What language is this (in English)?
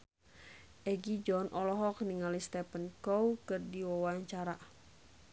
Sundanese